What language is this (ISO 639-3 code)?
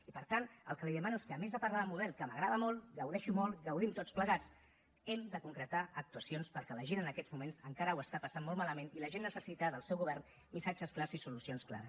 cat